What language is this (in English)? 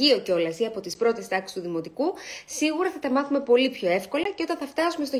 Greek